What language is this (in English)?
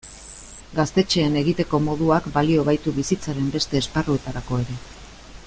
Basque